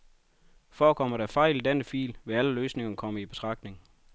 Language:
Danish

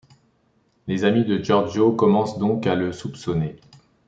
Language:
French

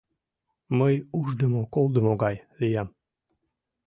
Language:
Mari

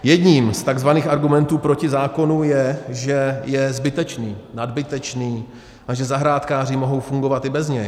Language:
Czech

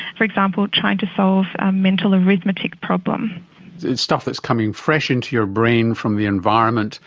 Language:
English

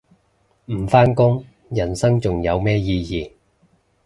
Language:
Cantonese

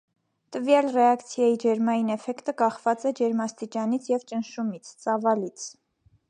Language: Armenian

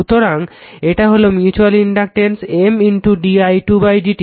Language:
Bangla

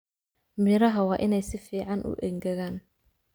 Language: Somali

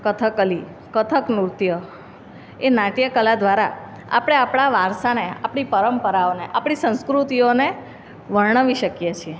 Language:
Gujarati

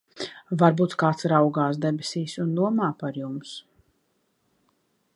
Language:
Latvian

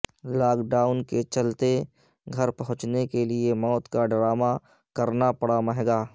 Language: Urdu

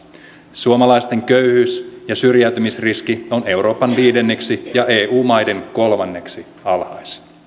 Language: Finnish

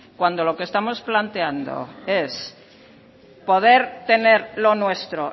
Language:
Spanish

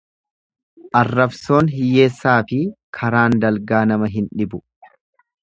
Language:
Oromo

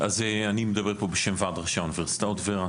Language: Hebrew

